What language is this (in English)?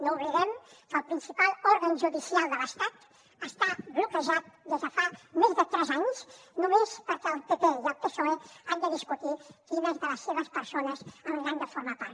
Catalan